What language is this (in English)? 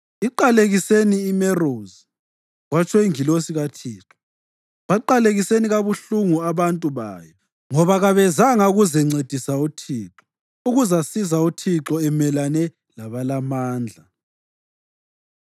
North Ndebele